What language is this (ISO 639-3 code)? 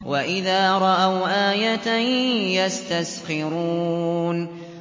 ara